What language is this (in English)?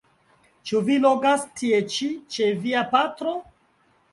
Esperanto